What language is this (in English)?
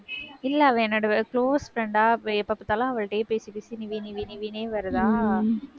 Tamil